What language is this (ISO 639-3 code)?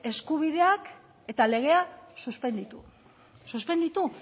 eus